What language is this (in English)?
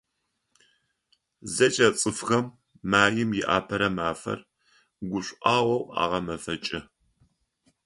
Adyghe